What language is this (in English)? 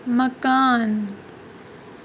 Kashmiri